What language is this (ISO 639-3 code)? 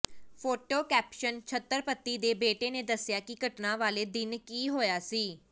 pan